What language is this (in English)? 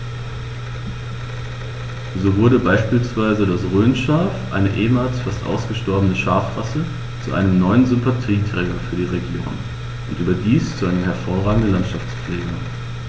German